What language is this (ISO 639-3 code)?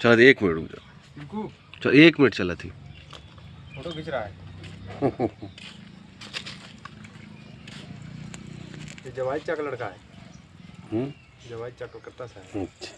hin